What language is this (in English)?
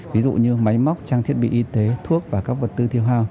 Vietnamese